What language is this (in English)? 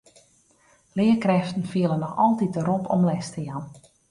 Western Frisian